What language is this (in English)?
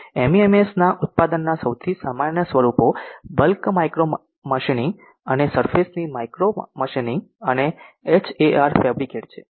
Gujarati